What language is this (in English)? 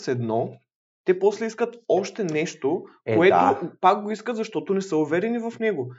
Bulgarian